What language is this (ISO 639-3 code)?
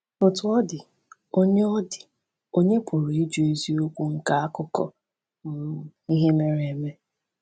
ibo